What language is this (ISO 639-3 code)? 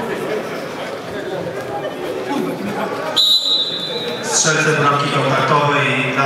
pol